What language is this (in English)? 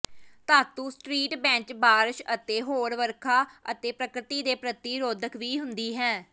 Punjabi